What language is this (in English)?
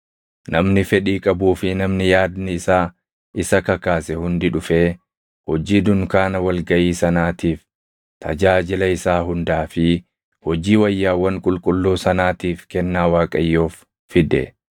Oromo